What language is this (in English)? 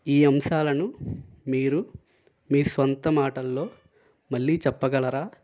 Telugu